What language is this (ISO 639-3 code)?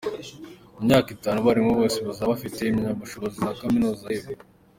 kin